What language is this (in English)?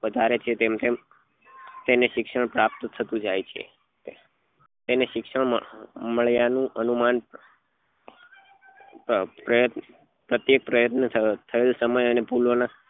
Gujarati